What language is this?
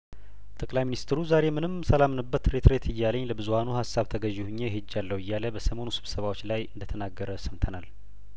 Amharic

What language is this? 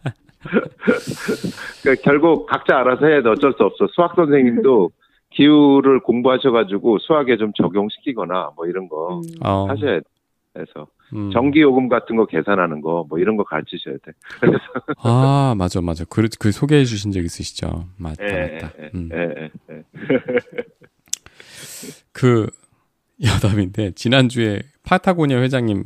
Korean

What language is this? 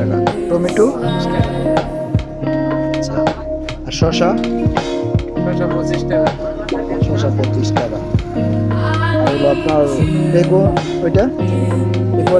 Bangla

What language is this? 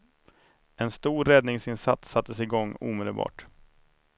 Swedish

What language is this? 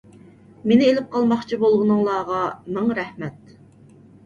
Uyghur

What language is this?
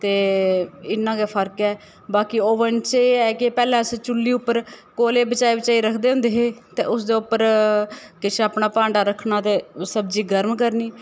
Dogri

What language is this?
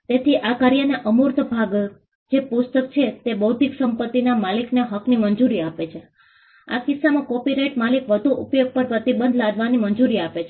Gujarati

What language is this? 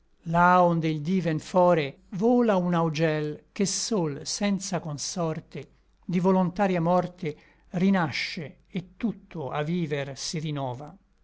Italian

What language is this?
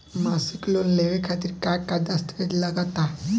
Bhojpuri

